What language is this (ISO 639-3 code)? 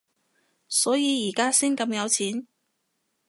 yue